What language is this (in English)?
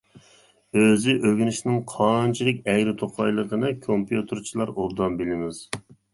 Uyghur